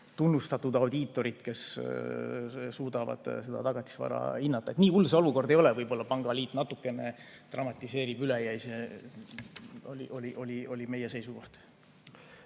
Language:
Estonian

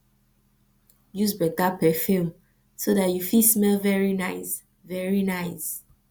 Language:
Nigerian Pidgin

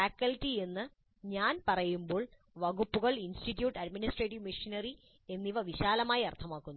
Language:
Malayalam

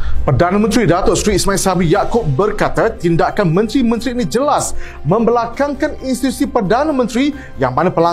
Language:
Malay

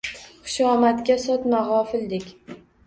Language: Uzbek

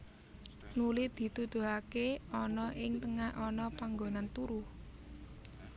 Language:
Javanese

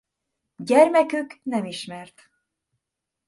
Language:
Hungarian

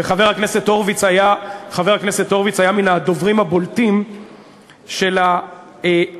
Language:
Hebrew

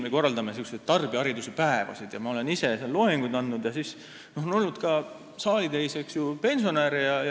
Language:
Estonian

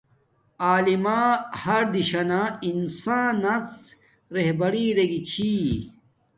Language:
Domaaki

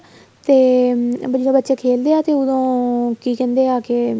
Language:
Punjabi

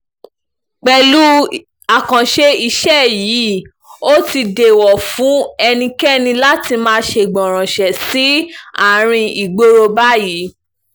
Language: Yoruba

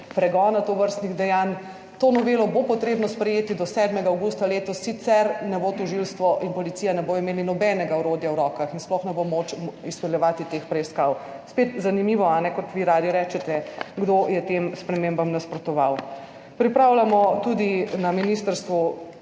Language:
Slovenian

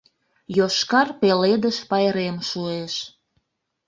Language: Mari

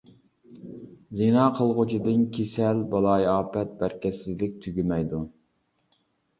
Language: Uyghur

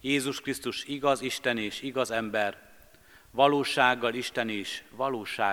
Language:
Hungarian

